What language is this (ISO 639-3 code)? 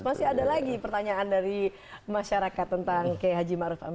ind